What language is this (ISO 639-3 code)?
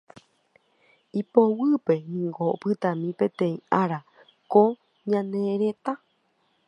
grn